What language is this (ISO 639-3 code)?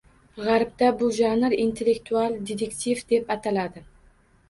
uzb